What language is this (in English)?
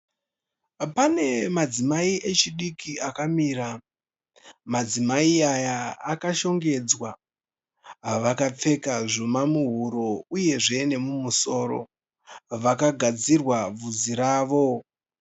Shona